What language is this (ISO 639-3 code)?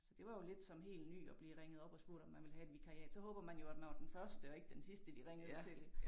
dan